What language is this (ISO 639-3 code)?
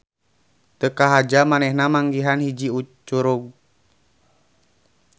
sun